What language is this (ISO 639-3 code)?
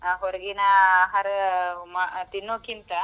kan